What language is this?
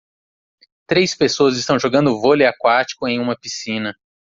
Portuguese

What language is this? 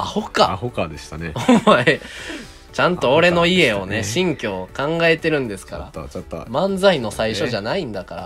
Japanese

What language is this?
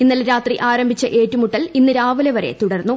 Malayalam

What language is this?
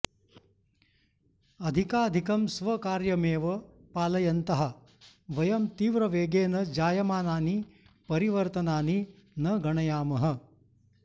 Sanskrit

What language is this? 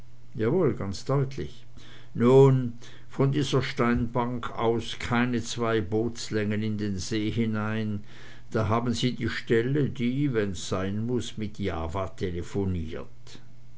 German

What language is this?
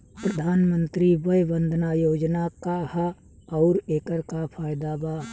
Bhojpuri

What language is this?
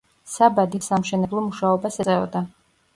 Georgian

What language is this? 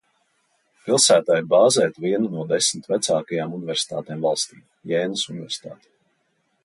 Latvian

